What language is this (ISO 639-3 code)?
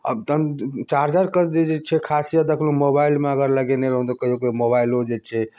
mai